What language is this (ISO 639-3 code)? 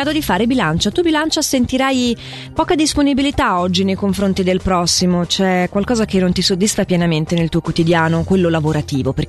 ita